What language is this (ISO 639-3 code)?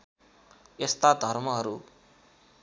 nep